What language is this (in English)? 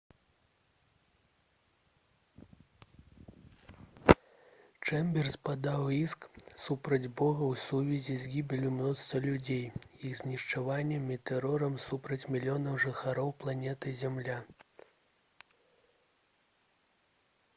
Belarusian